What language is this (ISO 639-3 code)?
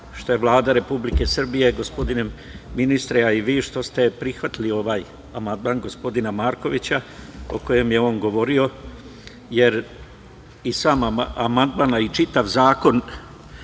srp